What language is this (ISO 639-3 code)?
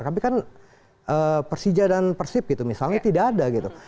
ind